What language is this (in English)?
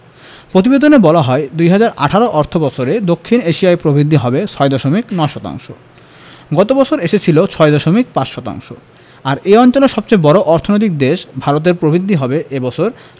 Bangla